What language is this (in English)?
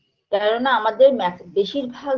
Bangla